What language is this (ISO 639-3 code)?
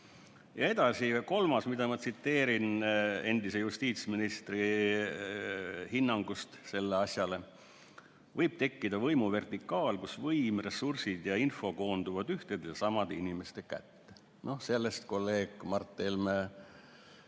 est